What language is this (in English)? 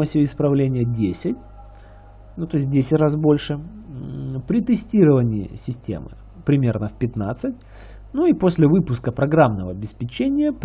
Russian